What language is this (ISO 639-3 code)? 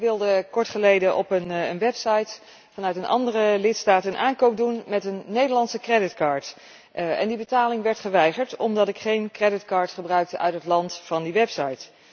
nld